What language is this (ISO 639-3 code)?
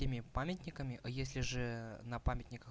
rus